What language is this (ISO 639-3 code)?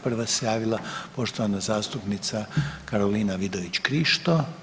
hrv